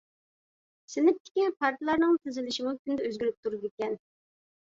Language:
Uyghur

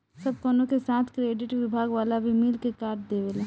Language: Bhojpuri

